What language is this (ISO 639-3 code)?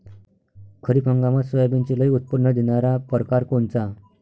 mar